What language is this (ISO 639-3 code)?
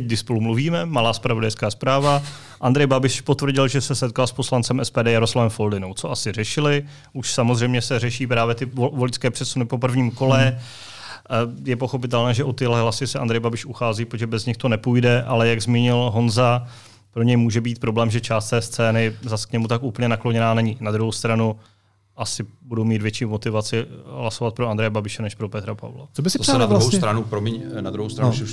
ces